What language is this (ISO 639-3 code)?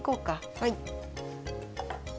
jpn